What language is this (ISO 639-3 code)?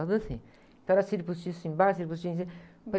por